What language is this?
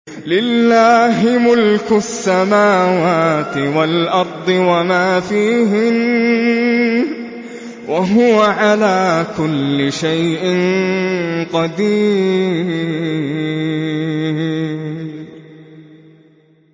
Arabic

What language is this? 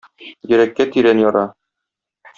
Tatar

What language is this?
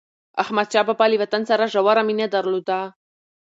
Pashto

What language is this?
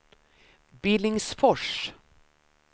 Swedish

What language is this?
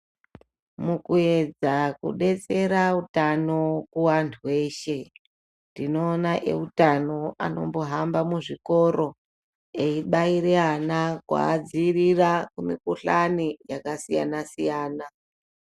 Ndau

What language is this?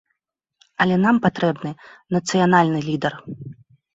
Belarusian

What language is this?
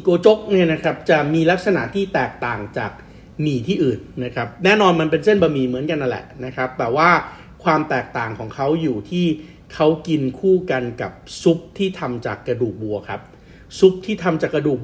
Thai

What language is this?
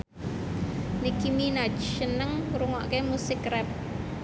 Javanese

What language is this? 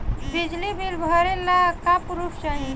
Bhojpuri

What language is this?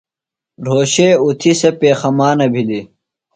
Phalura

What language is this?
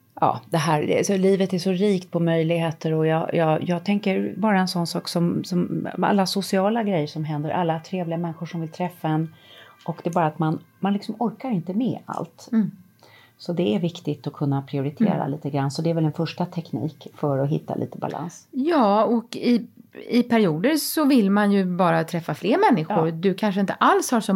Swedish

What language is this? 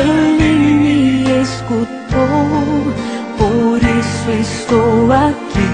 Portuguese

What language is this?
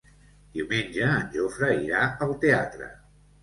Catalan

